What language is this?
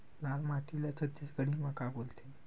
Chhattisgarhi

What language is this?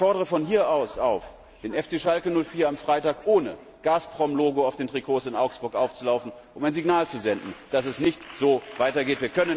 German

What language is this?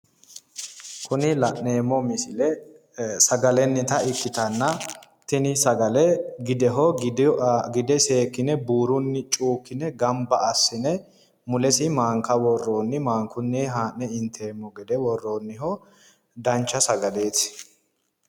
Sidamo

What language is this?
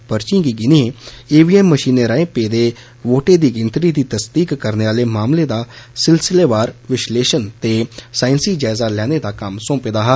Dogri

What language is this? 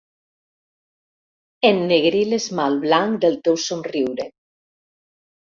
Catalan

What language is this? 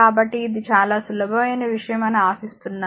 Telugu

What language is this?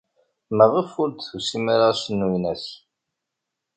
Kabyle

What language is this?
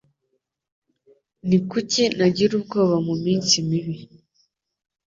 Kinyarwanda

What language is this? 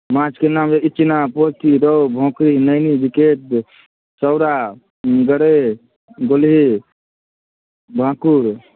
Maithili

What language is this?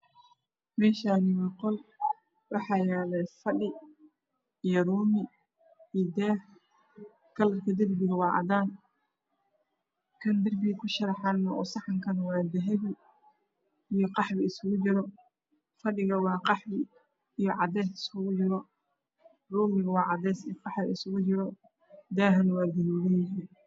Somali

